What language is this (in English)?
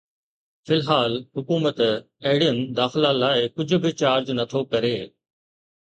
Sindhi